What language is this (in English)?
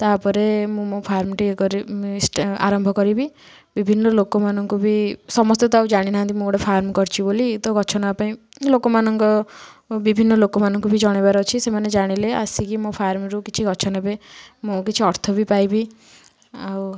Odia